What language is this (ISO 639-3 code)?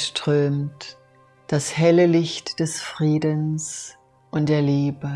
deu